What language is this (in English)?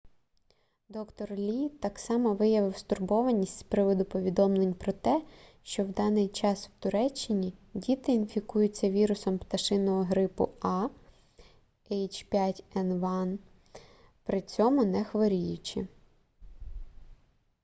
Ukrainian